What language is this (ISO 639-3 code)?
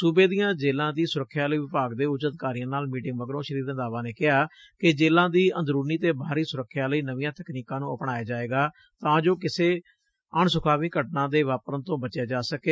pan